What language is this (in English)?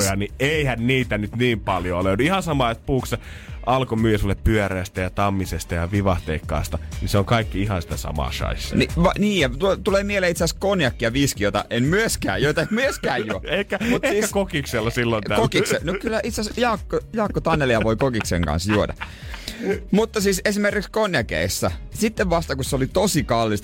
Finnish